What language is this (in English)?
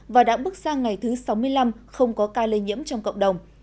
Vietnamese